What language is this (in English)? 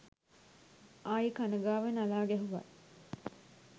Sinhala